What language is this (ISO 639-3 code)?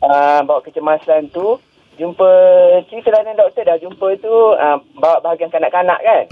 msa